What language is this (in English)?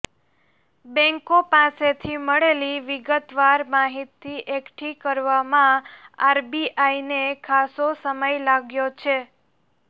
Gujarati